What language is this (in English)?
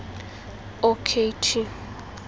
Xhosa